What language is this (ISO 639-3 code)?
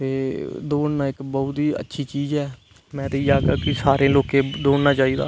doi